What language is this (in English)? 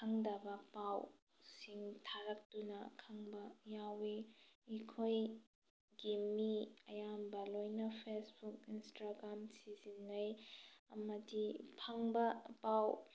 Manipuri